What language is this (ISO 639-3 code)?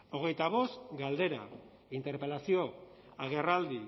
eus